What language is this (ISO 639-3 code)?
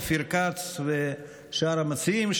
heb